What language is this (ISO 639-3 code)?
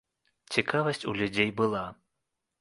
bel